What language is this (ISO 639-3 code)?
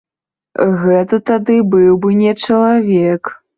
bel